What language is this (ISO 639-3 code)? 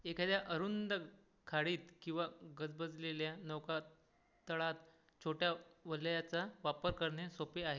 mar